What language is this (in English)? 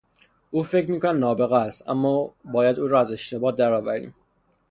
Persian